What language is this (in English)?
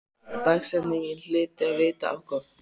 Icelandic